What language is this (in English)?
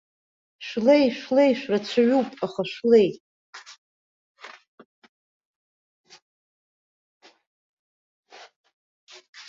Abkhazian